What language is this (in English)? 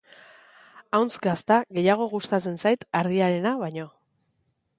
Basque